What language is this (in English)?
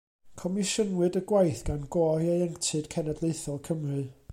Welsh